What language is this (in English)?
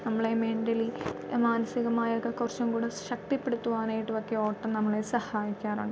Malayalam